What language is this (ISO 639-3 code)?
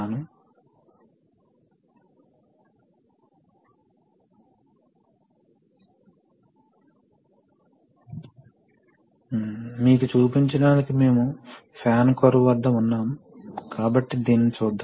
tel